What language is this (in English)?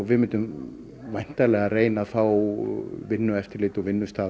Icelandic